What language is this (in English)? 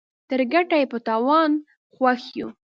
Pashto